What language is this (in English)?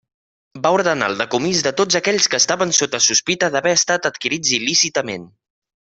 Catalan